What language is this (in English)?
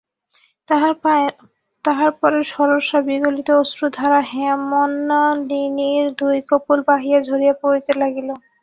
Bangla